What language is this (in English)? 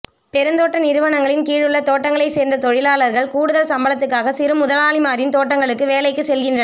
Tamil